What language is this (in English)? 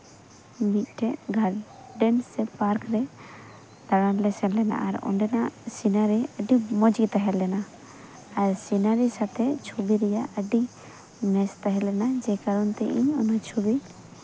Santali